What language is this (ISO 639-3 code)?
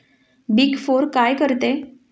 mar